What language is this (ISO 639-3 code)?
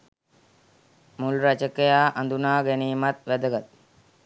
sin